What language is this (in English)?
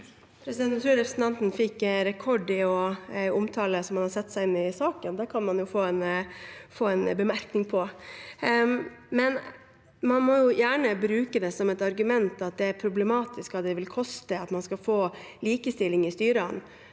Norwegian